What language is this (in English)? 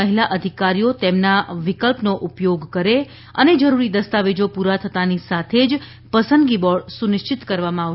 Gujarati